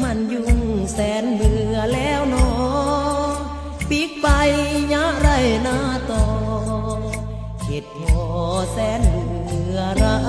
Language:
Thai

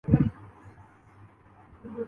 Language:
Urdu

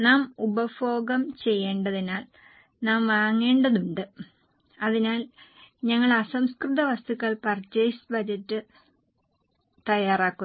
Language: Malayalam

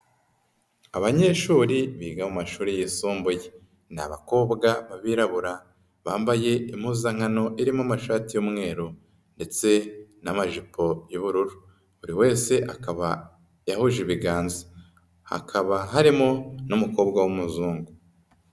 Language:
Kinyarwanda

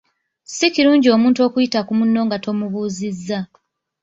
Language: Ganda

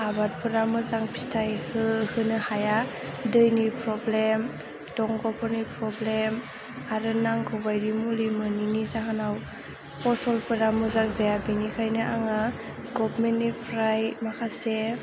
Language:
Bodo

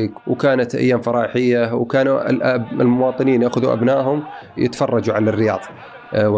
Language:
Arabic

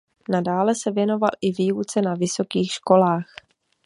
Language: Czech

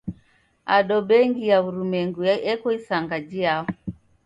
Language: Taita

